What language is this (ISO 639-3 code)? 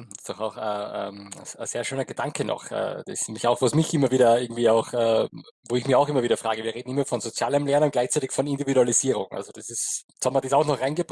deu